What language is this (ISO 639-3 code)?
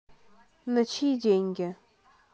rus